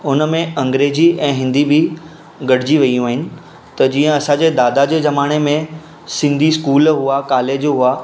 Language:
Sindhi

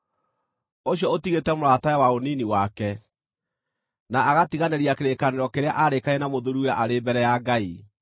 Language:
Kikuyu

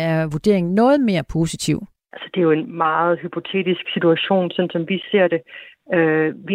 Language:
Danish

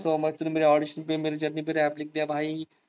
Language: Marathi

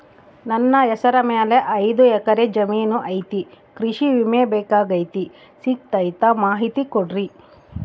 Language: Kannada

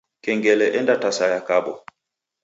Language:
Taita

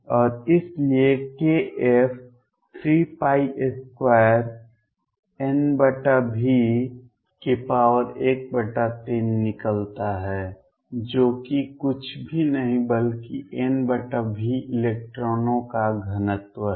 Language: Hindi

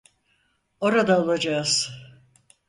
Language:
Turkish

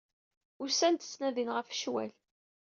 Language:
Kabyle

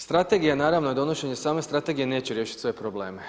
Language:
Croatian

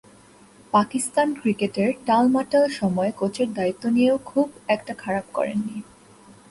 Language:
Bangla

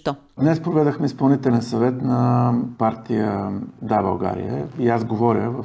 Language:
Bulgarian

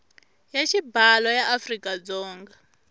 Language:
Tsonga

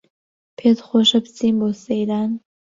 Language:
Central Kurdish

